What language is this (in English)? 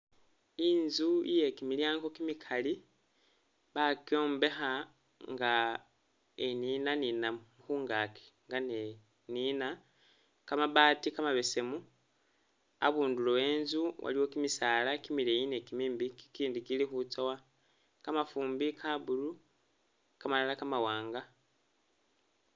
Masaaba